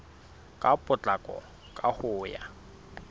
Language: Southern Sotho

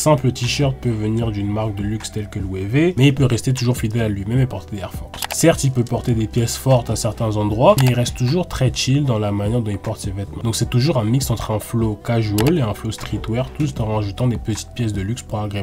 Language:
French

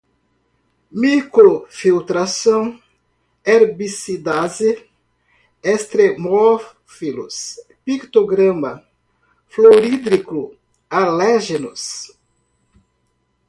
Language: Portuguese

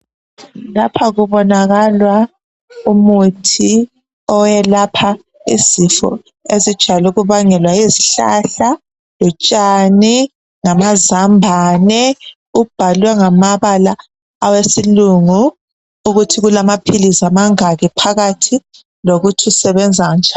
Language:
North Ndebele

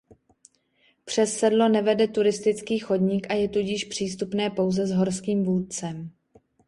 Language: Czech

